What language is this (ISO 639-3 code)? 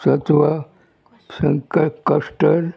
kok